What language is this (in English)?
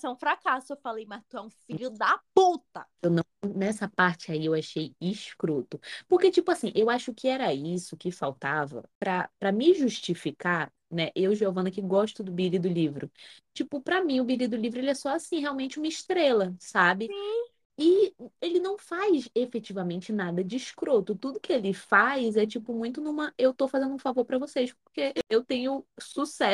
Portuguese